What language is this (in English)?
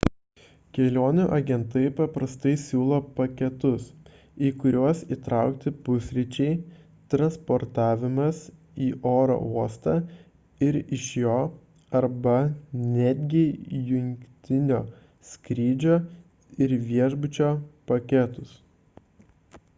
Lithuanian